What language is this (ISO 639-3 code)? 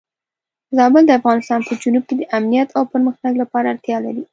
pus